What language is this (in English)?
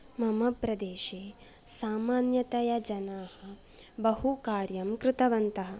Sanskrit